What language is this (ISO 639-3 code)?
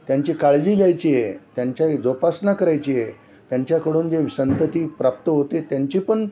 mar